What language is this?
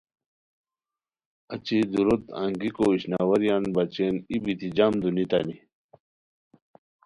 Khowar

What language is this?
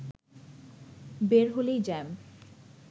Bangla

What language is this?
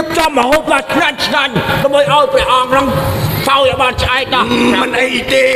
Thai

